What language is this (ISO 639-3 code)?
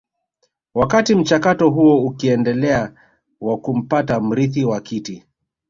swa